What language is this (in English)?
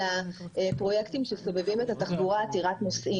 Hebrew